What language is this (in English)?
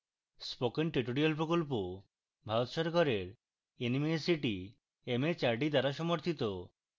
Bangla